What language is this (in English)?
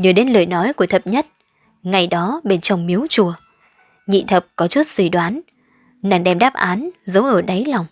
Vietnamese